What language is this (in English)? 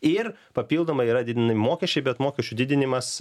Lithuanian